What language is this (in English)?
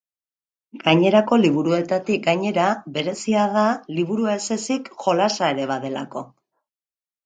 Basque